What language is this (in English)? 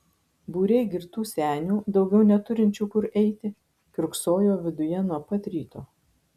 Lithuanian